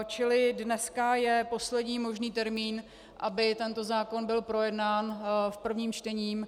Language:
Czech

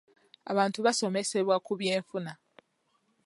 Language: Ganda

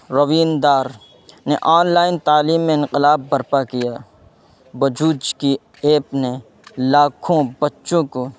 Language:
Urdu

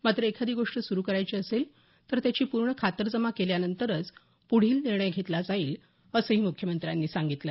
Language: Marathi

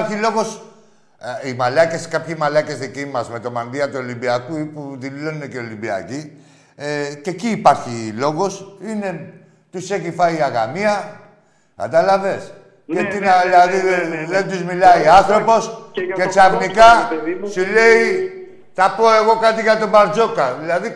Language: Greek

